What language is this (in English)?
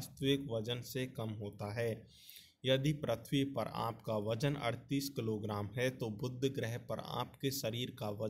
Hindi